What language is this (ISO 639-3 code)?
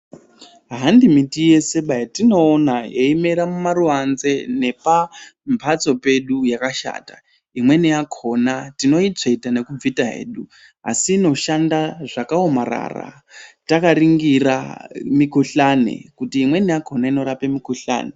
ndc